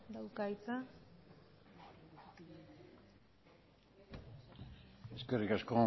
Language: Basque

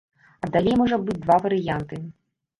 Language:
Belarusian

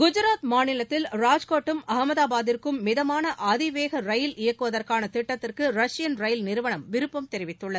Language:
Tamil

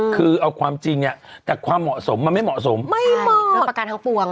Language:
Thai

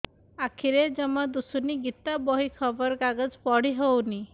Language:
Odia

